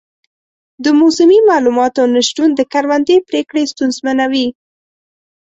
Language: Pashto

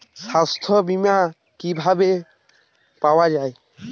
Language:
Bangla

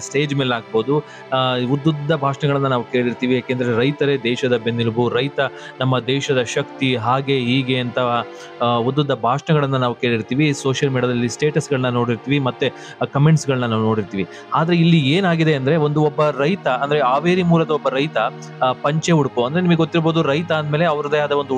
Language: Kannada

